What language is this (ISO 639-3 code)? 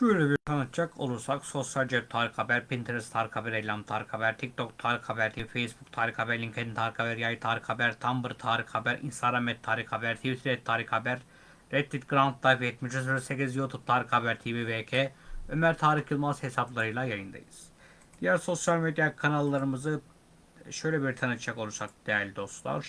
tur